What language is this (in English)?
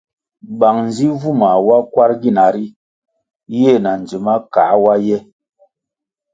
Kwasio